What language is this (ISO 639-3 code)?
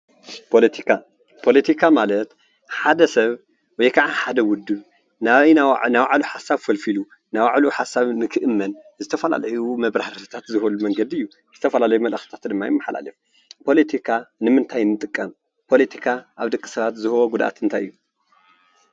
tir